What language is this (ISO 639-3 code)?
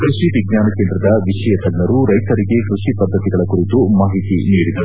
kan